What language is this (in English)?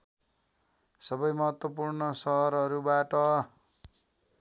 Nepali